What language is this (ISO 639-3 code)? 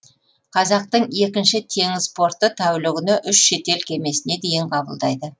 kaz